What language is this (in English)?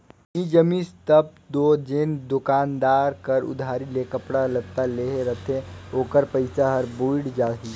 Chhattisgarhi